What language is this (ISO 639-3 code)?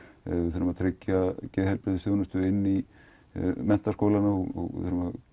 isl